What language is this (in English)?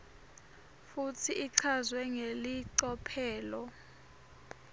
Swati